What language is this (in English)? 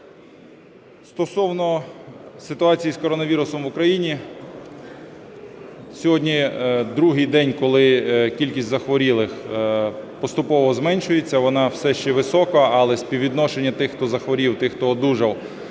Ukrainian